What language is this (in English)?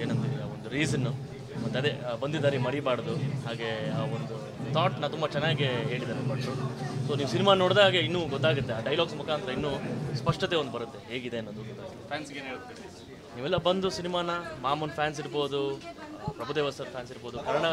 Kannada